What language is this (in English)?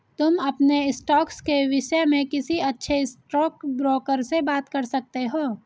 Hindi